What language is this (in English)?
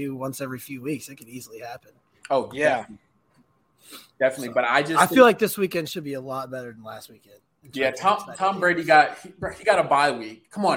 English